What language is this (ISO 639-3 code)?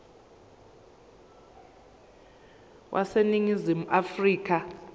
zul